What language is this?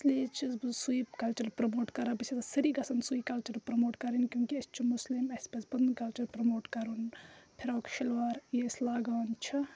Kashmiri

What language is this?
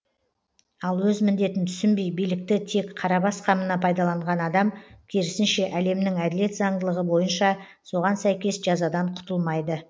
Kazakh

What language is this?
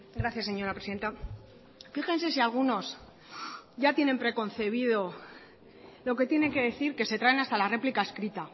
Spanish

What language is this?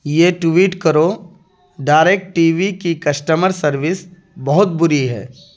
Urdu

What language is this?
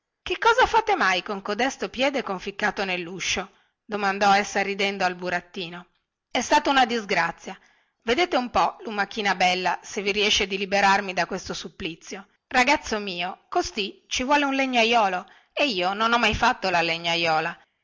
Italian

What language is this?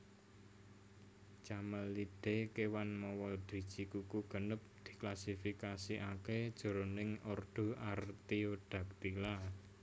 Javanese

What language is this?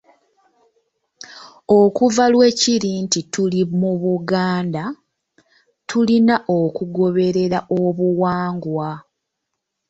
Ganda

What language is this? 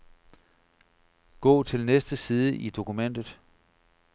Danish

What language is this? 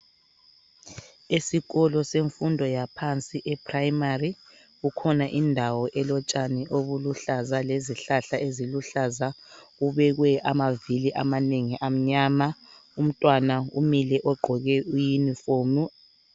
North Ndebele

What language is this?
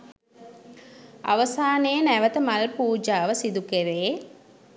Sinhala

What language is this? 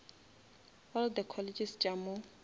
Northern Sotho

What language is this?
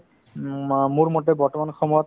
Assamese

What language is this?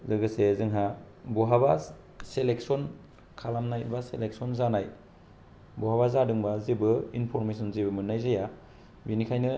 Bodo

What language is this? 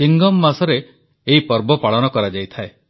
Odia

